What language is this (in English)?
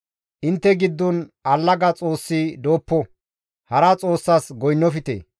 Gamo